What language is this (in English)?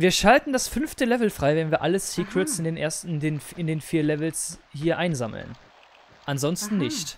German